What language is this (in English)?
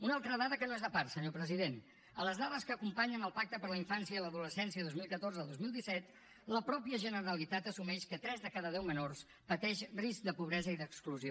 Catalan